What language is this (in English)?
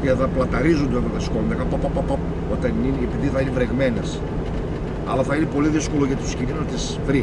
Greek